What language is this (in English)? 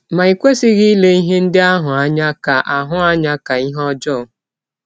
Igbo